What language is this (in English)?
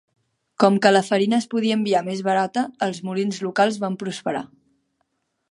Catalan